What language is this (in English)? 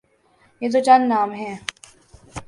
Urdu